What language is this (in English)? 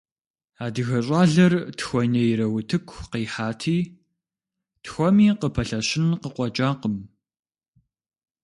Kabardian